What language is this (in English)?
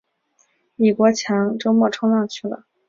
Chinese